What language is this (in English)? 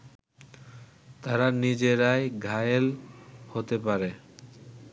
Bangla